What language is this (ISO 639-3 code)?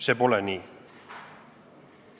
est